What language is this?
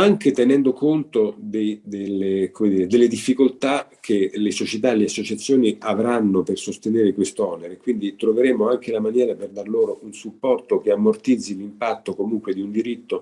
Italian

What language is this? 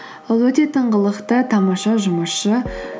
Kazakh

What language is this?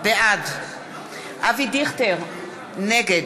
Hebrew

